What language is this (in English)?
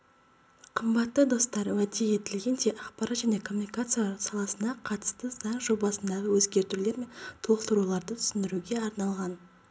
Kazakh